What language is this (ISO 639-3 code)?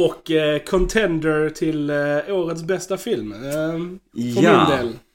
swe